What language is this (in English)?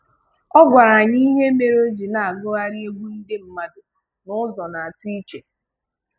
Igbo